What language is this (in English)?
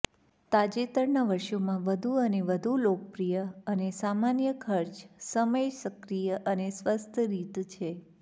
Gujarati